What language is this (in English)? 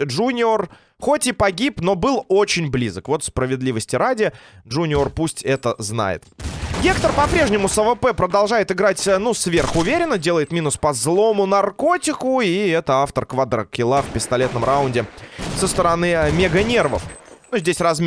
Russian